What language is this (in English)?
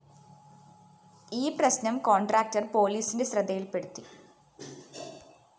Malayalam